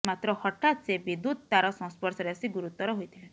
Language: Odia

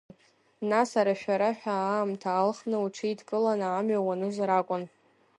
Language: Abkhazian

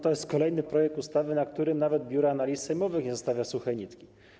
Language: Polish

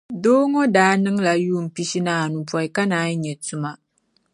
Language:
Dagbani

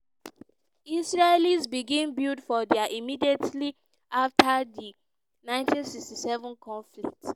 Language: Nigerian Pidgin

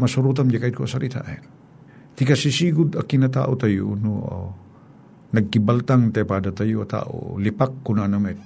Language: Filipino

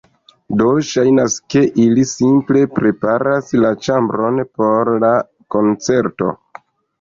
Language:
Esperanto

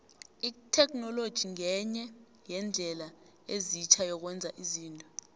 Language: South Ndebele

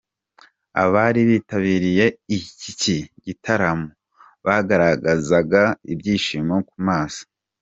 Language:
Kinyarwanda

